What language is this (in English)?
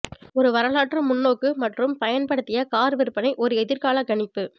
Tamil